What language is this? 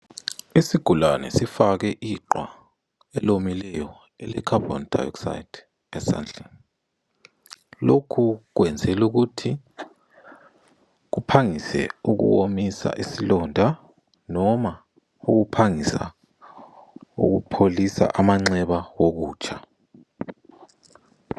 North Ndebele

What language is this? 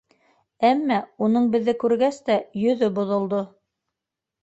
Bashkir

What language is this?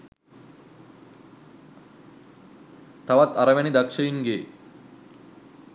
Sinhala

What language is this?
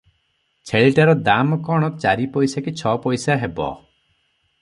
Odia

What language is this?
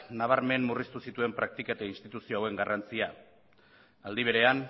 Basque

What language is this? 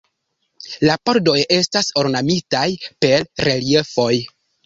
Esperanto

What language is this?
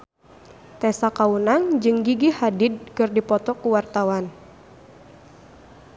Sundanese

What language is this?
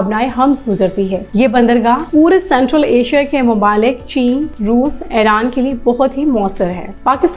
Turkish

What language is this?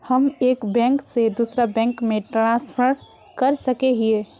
Magahi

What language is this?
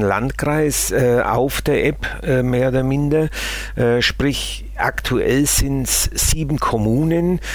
German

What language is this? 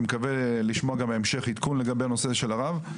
Hebrew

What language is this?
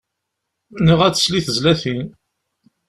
Kabyle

